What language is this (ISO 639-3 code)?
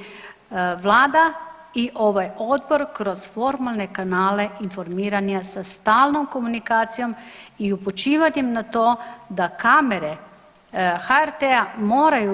hrv